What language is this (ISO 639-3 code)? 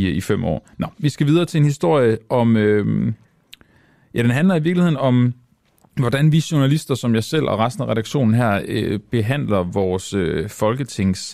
dan